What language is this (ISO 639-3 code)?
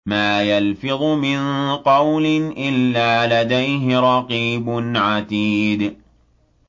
ara